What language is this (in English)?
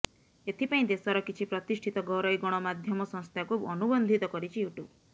Odia